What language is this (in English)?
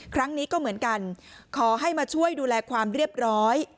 Thai